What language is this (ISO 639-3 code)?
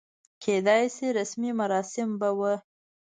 pus